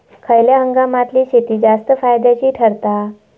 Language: Marathi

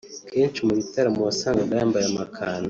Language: Kinyarwanda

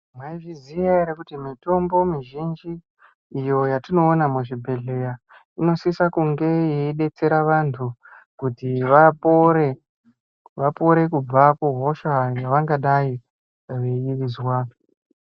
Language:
Ndau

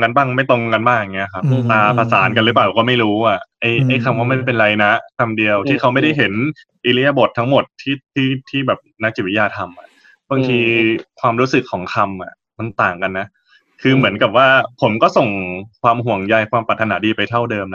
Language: Thai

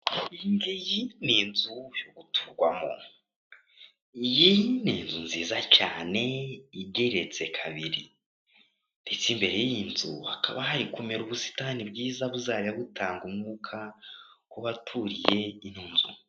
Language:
Kinyarwanda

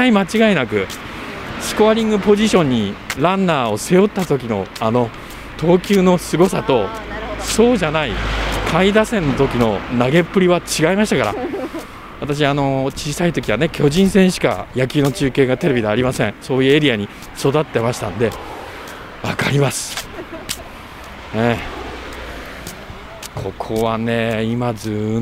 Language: Japanese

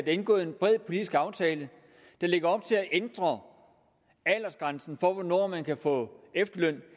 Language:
Danish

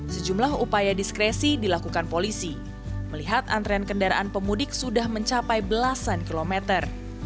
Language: Indonesian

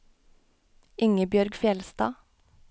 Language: Norwegian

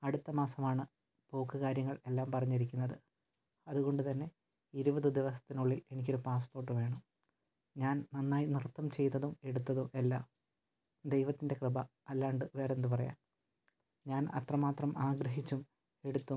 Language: Malayalam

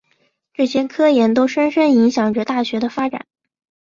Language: Chinese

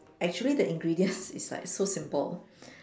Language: English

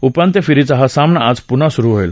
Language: Marathi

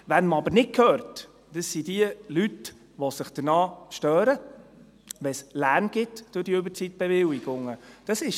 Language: Swiss German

